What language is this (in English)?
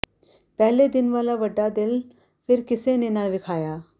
Punjabi